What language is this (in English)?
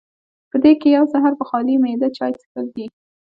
Pashto